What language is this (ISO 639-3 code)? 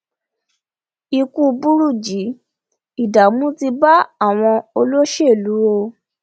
yor